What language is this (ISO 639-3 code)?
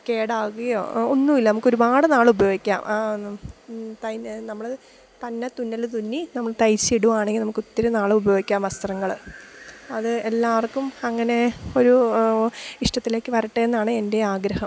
mal